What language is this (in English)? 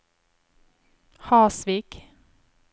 Norwegian